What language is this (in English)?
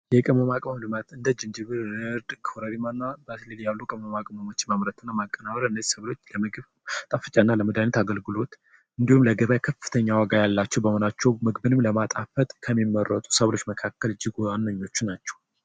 Amharic